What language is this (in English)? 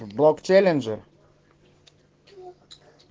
Russian